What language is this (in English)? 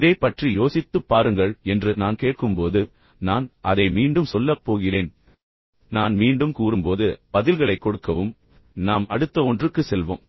Tamil